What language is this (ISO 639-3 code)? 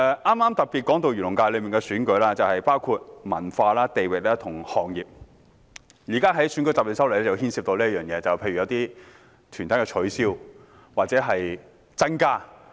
yue